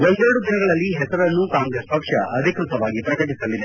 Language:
Kannada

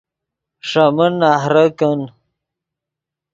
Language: Yidgha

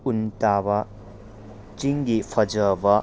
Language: Manipuri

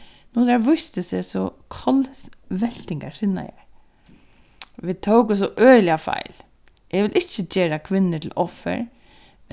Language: Faroese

